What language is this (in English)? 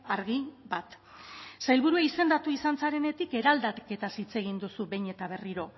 Basque